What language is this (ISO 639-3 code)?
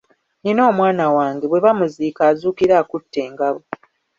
lug